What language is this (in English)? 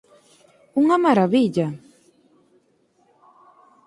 Galician